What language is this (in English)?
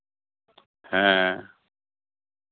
Santali